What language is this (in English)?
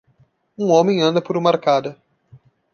Portuguese